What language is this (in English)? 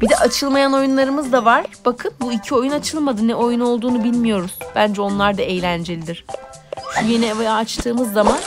Turkish